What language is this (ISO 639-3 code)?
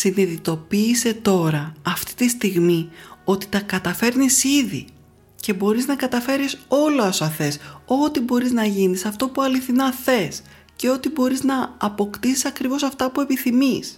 ell